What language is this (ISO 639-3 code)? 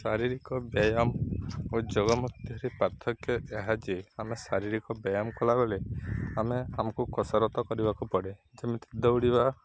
ori